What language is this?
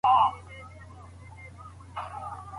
Pashto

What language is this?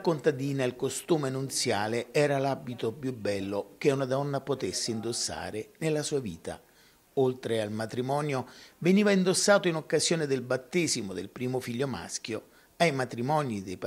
Italian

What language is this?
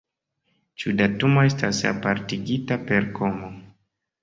Esperanto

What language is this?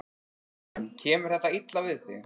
Icelandic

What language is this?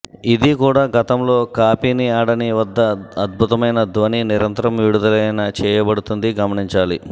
Telugu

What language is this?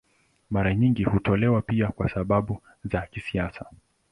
Swahili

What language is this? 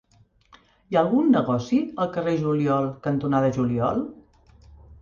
Catalan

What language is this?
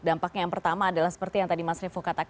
Indonesian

